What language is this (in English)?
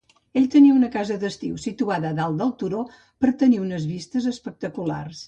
Catalan